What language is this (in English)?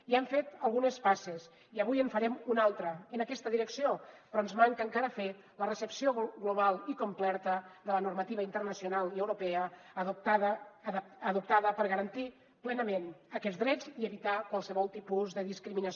Catalan